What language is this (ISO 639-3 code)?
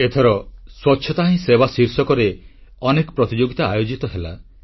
ori